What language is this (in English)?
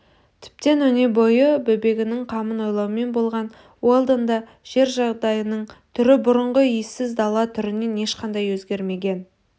Kazakh